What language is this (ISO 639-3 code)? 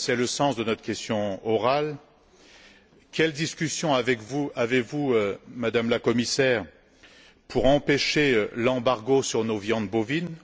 fra